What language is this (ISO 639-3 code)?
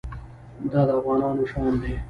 pus